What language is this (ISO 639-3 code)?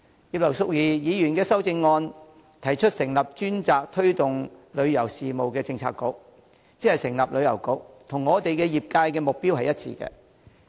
yue